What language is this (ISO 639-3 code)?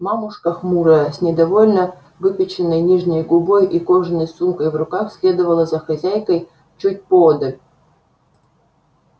rus